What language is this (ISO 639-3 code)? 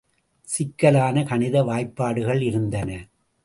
tam